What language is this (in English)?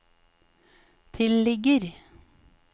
Norwegian